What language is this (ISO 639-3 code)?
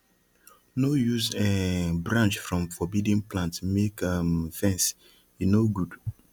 pcm